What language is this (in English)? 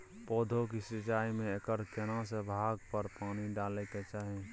Maithili